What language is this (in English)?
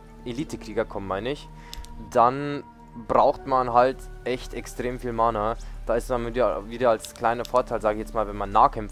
German